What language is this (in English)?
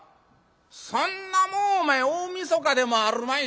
Japanese